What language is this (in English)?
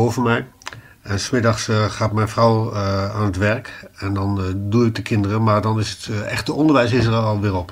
Dutch